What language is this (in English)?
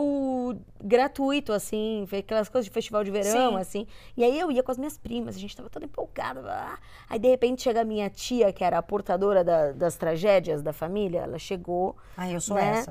Portuguese